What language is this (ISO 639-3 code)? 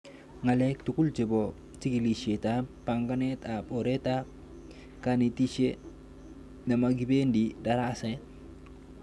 kln